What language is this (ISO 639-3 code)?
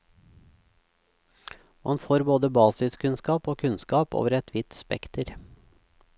nor